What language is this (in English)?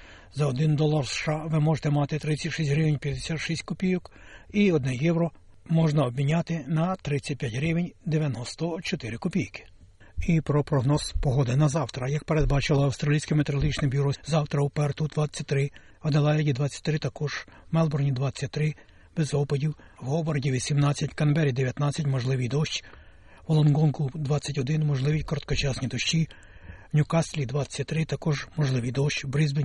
Ukrainian